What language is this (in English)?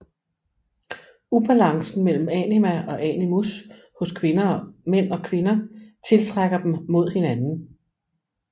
Danish